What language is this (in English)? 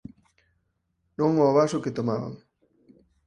Galician